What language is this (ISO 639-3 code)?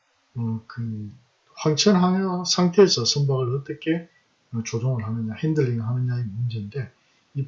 kor